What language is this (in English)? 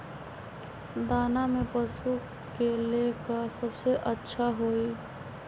Magahi